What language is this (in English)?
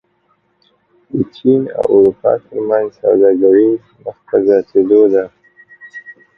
Pashto